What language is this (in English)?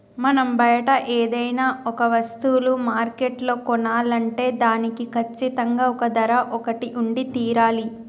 Telugu